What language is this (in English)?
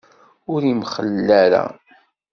Kabyle